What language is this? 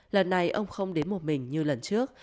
Vietnamese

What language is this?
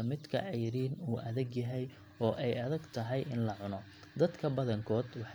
Somali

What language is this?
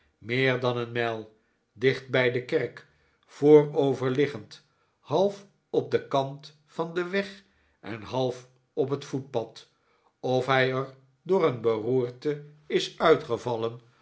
Dutch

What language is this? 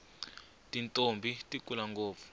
Tsonga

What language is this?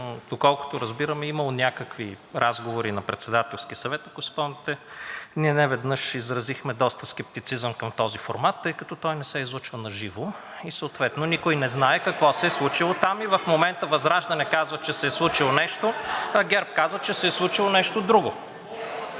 Bulgarian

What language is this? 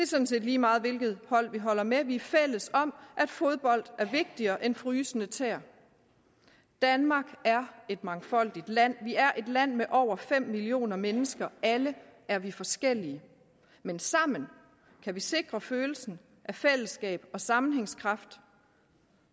Danish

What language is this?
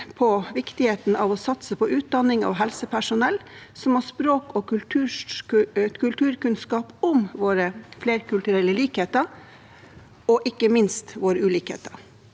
Norwegian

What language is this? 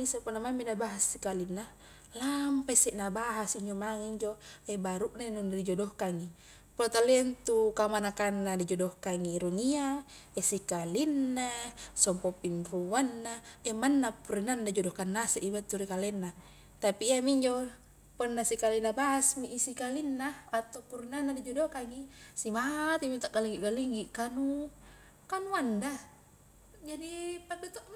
Highland Konjo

